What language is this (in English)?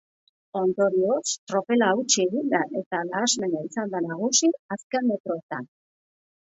Basque